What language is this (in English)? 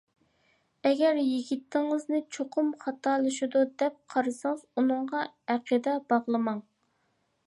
Uyghur